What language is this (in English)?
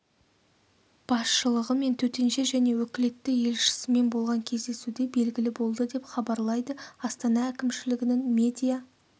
Kazakh